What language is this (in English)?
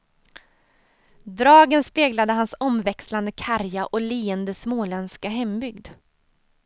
Swedish